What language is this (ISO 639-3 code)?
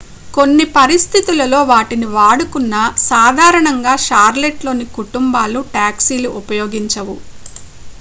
tel